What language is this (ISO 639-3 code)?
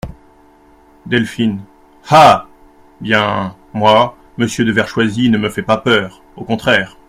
fra